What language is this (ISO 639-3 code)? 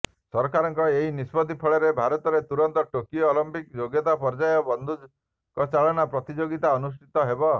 ori